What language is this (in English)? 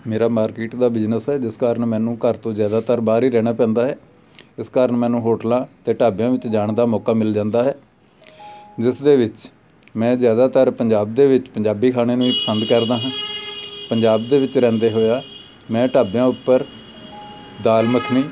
Punjabi